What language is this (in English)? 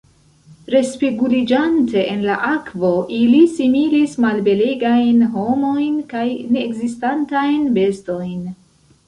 Esperanto